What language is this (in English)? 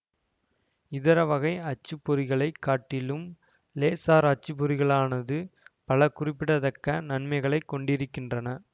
Tamil